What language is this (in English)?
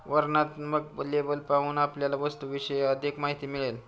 Marathi